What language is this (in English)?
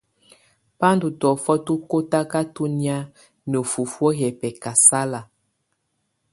Tunen